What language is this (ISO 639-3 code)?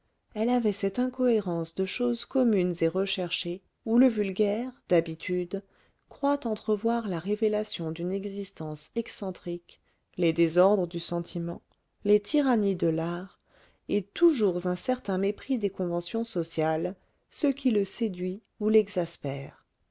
fra